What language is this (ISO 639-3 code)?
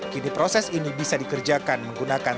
ind